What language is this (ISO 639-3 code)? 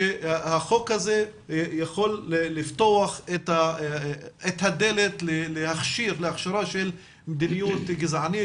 heb